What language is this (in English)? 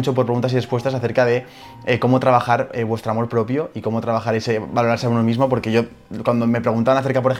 Spanish